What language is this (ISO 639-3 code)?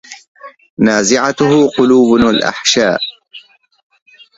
ara